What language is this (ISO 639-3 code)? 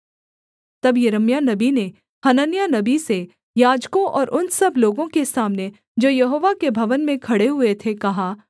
hin